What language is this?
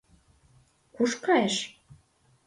Mari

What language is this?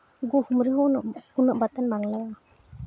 Santali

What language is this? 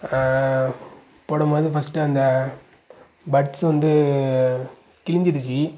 Tamil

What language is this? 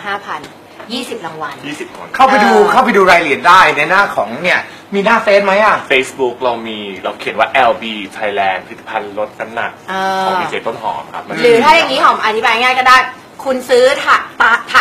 Thai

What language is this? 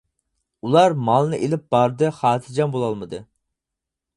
Uyghur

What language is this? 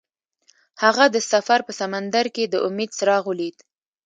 Pashto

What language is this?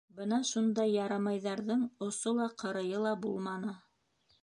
Bashkir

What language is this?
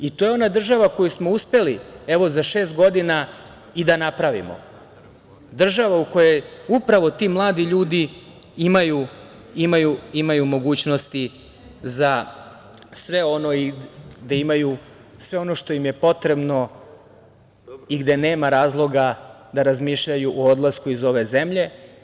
Serbian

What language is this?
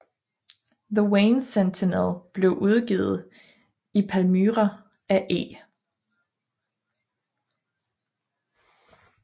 Danish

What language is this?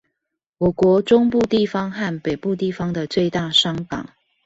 Chinese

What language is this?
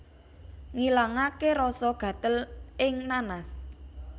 Javanese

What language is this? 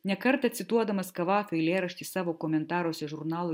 Lithuanian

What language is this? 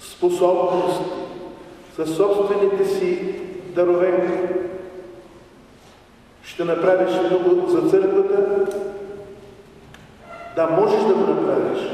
Romanian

